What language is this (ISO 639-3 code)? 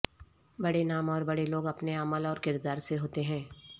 urd